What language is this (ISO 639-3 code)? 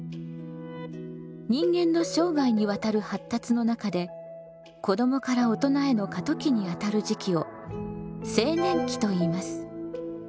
jpn